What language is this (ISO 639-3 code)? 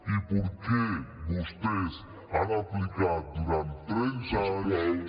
cat